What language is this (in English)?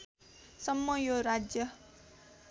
Nepali